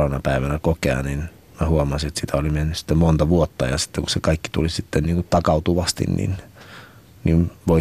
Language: Finnish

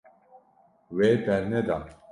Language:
Kurdish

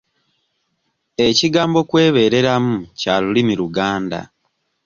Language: Ganda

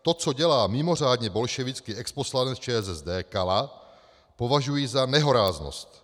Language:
Czech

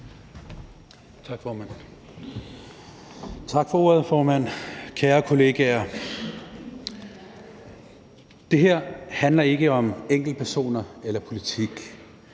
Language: Danish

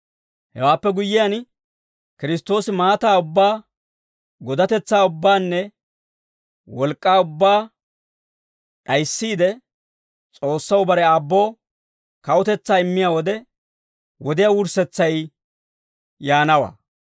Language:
Dawro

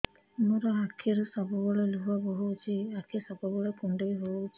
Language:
Odia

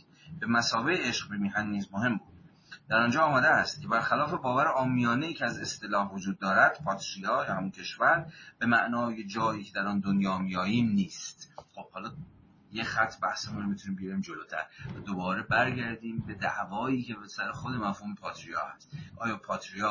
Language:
Persian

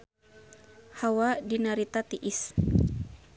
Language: Sundanese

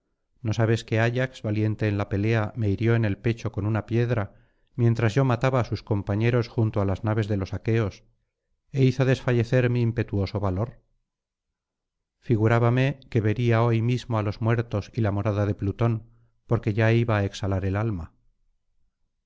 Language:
Spanish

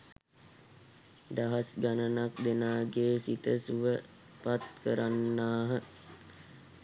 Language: Sinhala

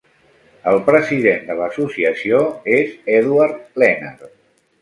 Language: Catalan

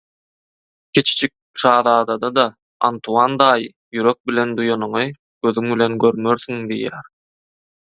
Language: Turkmen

